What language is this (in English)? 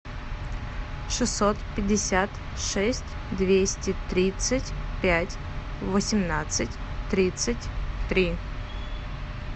Russian